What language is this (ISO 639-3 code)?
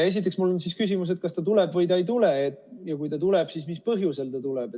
est